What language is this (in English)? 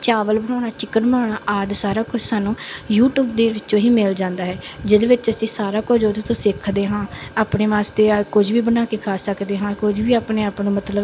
Punjabi